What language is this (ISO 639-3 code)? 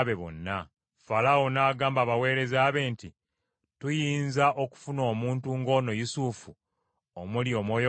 lug